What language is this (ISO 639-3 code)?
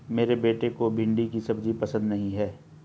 hin